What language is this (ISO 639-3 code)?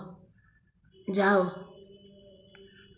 ori